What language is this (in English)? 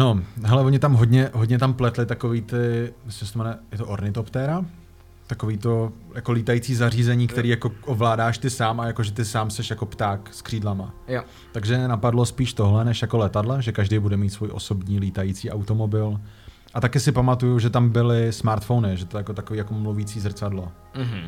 Czech